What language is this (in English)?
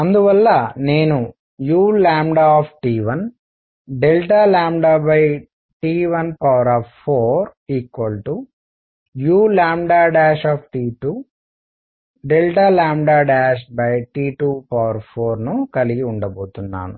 Telugu